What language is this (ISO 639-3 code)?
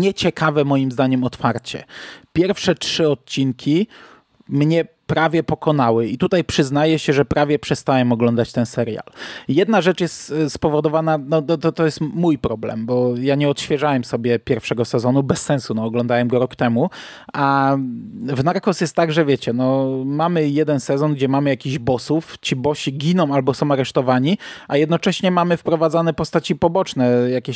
pol